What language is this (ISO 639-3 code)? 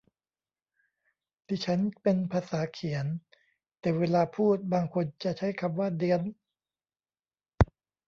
tha